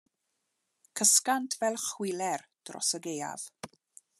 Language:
Welsh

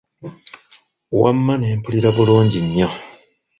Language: Ganda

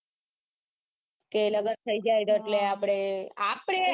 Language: Gujarati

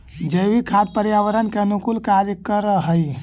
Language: Magahi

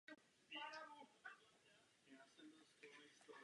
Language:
Czech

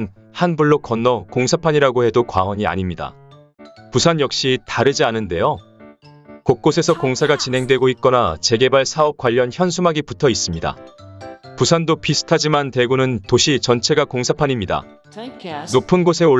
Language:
Korean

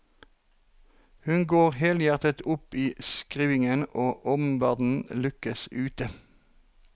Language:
Norwegian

